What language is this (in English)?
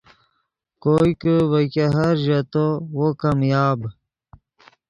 Yidgha